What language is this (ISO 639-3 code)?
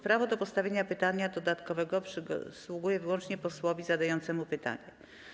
pol